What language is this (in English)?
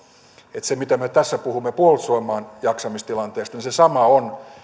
Finnish